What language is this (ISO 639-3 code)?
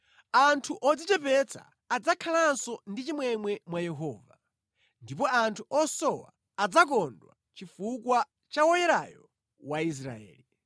nya